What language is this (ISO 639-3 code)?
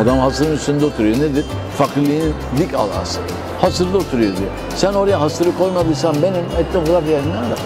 tur